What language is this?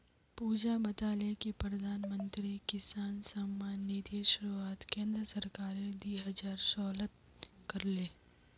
Magahi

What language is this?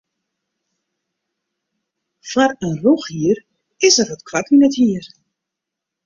Western Frisian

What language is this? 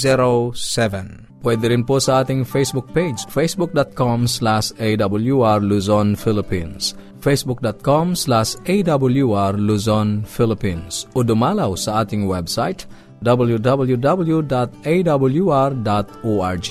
Filipino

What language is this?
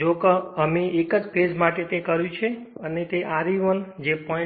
Gujarati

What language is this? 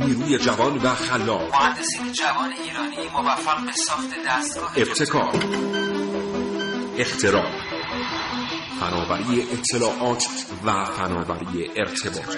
Persian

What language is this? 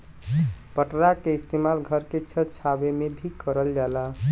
Bhojpuri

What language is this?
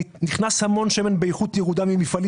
Hebrew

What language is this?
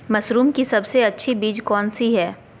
Magahi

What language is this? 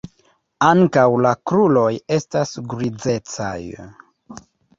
Esperanto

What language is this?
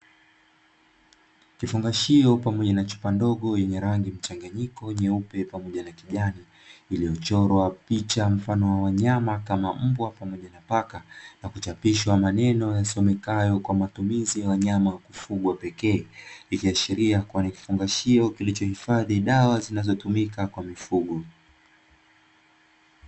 Swahili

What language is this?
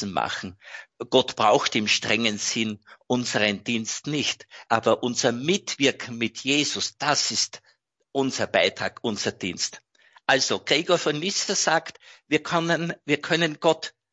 German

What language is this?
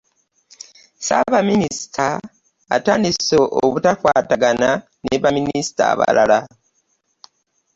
Ganda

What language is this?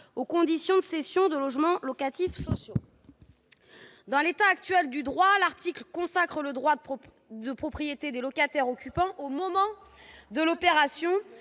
French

